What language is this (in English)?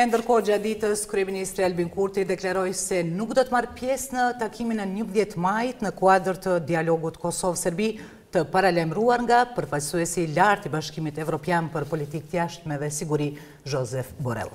Romanian